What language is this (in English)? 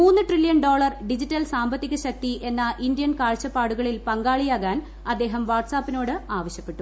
Malayalam